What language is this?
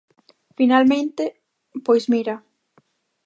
Galician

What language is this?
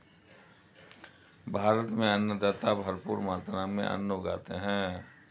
Hindi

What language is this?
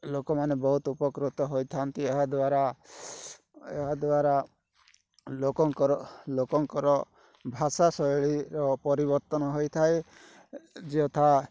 Odia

